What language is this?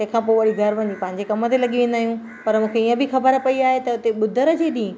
Sindhi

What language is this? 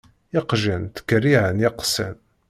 Kabyle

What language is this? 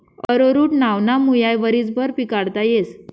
Marathi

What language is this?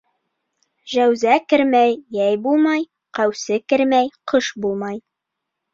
Bashkir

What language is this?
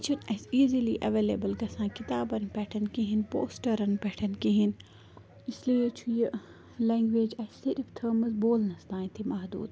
Kashmiri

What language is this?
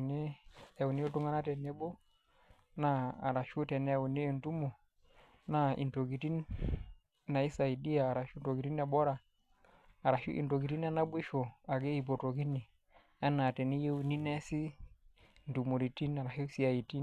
Masai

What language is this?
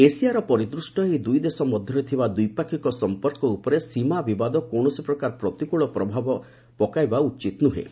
Odia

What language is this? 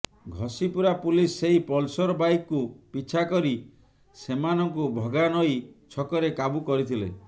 Odia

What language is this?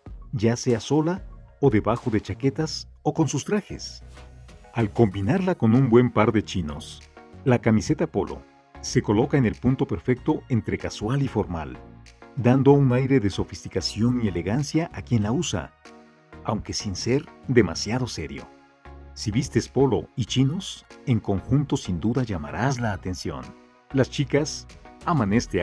Spanish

